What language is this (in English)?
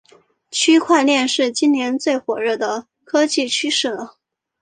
Chinese